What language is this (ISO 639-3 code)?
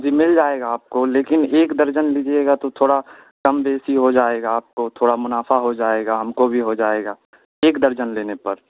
urd